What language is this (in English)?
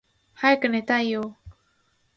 Japanese